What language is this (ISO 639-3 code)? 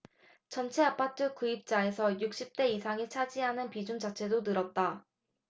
kor